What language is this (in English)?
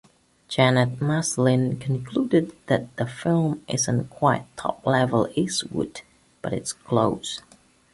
English